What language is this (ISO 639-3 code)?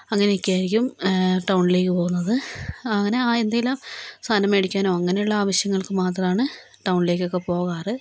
mal